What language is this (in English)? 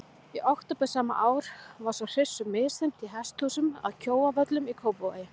Icelandic